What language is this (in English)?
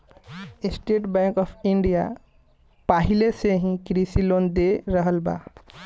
Bhojpuri